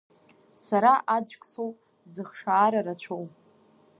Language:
Abkhazian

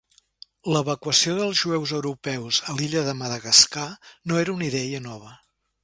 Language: Catalan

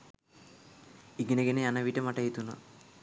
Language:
Sinhala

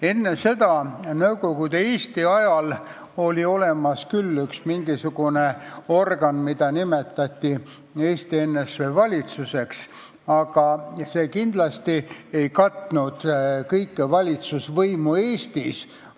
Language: Estonian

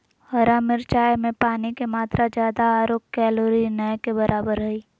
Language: Magahi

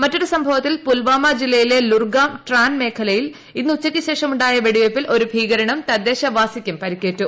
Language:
Malayalam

